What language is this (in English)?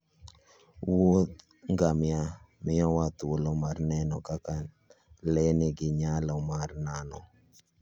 Luo (Kenya and Tanzania)